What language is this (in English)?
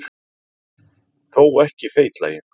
Icelandic